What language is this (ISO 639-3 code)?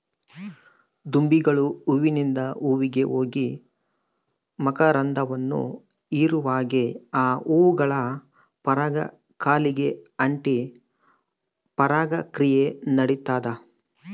kan